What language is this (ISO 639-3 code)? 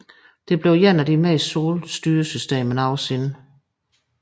dan